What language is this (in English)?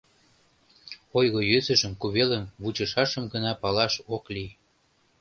Mari